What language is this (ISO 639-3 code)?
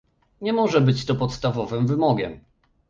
pol